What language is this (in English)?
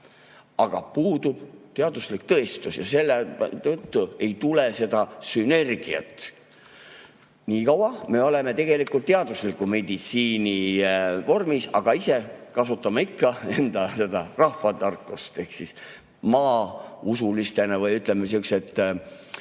Estonian